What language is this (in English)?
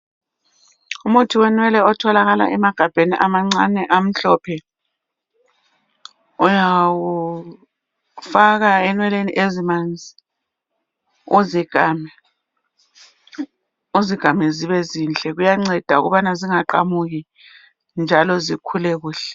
North Ndebele